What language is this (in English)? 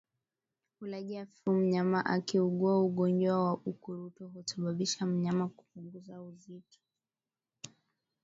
Swahili